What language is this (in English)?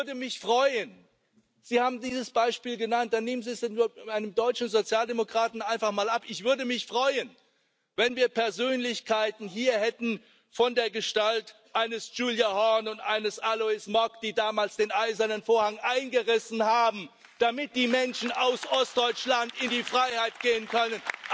German